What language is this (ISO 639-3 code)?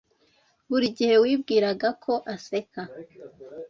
kin